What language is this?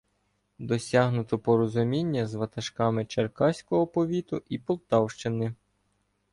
Ukrainian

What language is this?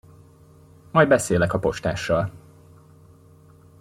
Hungarian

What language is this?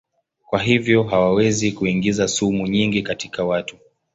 Swahili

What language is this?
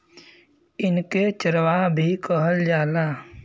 Bhojpuri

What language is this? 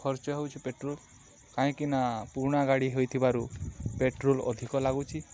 Odia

